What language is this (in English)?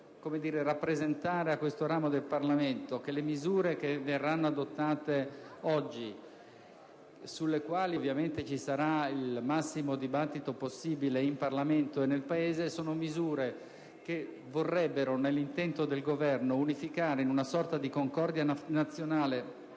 Italian